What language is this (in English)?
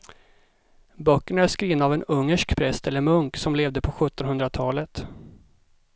Swedish